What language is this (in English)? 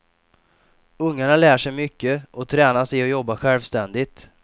Swedish